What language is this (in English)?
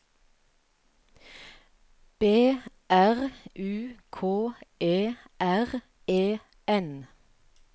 Norwegian